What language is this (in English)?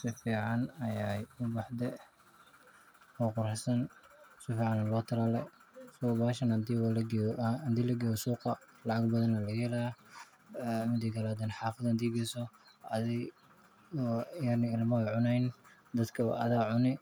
Somali